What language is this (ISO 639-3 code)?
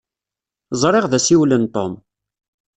kab